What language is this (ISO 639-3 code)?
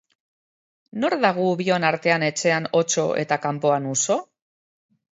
eus